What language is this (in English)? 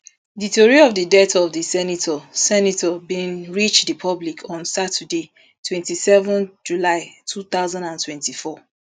Nigerian Pidgin